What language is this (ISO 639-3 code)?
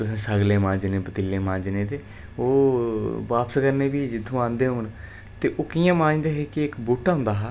doi